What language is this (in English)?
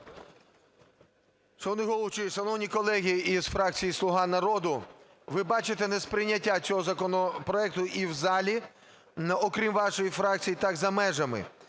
Ukrainian